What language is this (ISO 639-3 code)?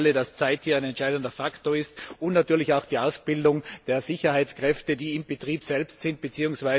deu